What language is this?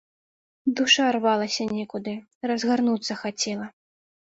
Belarusian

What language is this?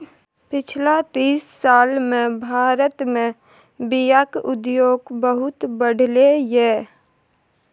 Maithili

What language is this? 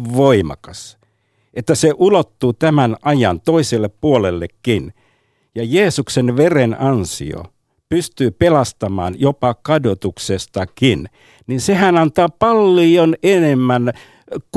Finnish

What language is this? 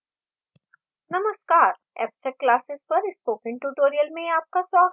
Hindi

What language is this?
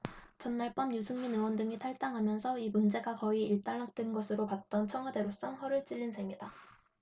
Korean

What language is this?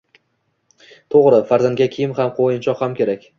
Uzbek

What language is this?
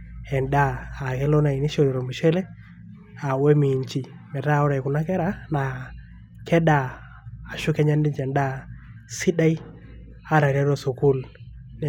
Masai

